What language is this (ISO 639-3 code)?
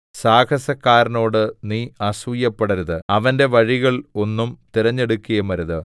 mal